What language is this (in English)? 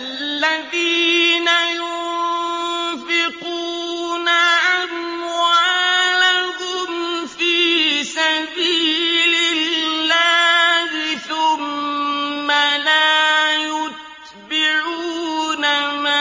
Arabic